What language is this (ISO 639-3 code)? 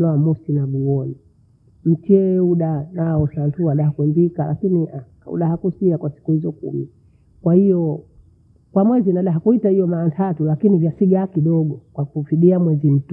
bou